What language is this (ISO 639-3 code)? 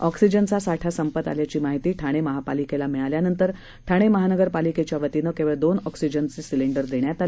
mar